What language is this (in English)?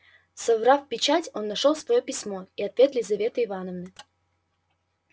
Russian